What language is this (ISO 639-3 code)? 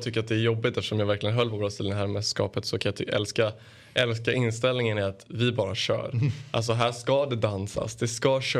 swe